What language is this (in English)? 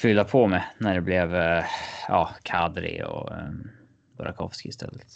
Swedish